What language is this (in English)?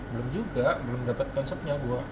Indonesian